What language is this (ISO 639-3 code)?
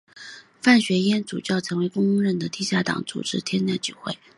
zho